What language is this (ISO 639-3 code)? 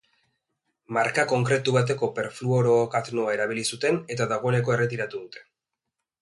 eus